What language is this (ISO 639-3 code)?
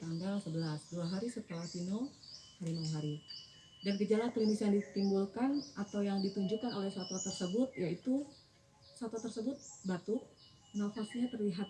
ind